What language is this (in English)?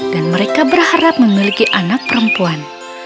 Indonesian